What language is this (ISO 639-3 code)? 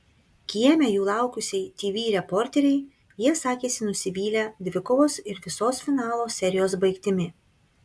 lit